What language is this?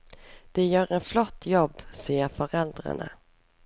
Norwegian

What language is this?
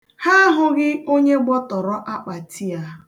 Igbo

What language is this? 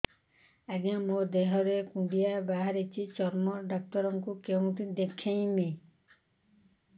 Odia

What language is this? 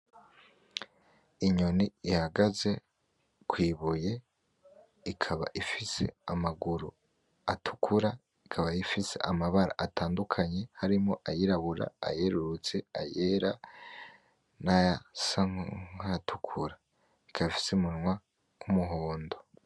Rundi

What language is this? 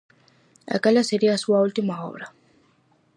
Galician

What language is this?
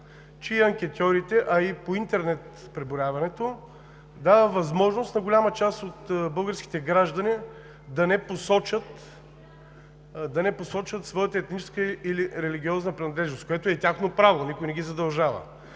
Bulgarian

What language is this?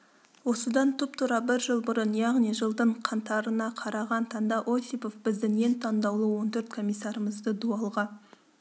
Kazakh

